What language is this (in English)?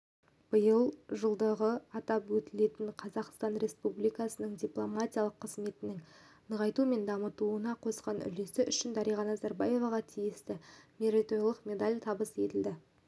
Kazakh